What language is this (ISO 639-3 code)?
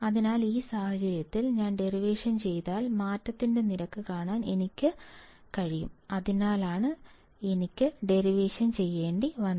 mal